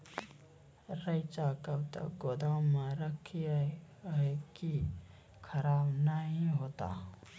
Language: Maithili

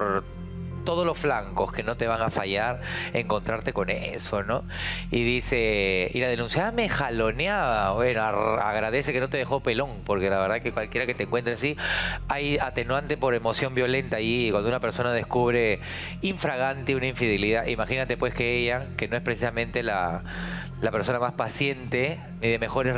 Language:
Spanish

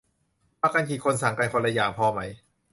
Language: Thai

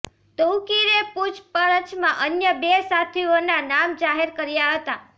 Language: Gujarati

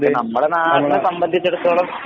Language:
Malayalam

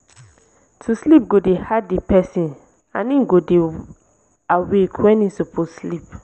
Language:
Nigerian Pidgin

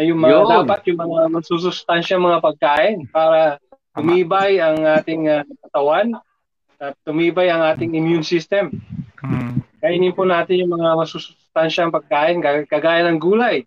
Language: Filipino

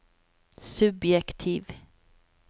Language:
Norwegian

